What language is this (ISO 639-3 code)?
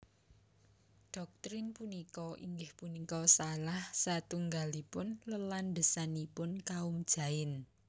jav